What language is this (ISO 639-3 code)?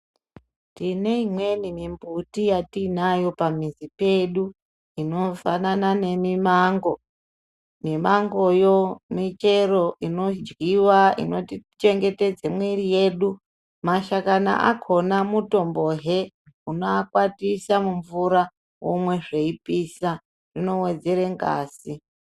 ndc